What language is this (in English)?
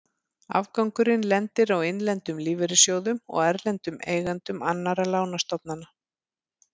Icelandic